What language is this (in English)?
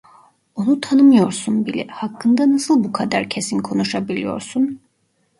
Turkish